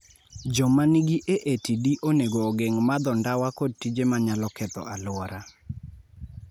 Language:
Luo (Kenya and Tanzania)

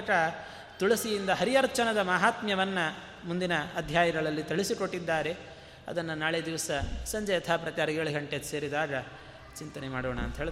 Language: Kannada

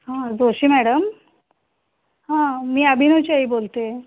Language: Marathi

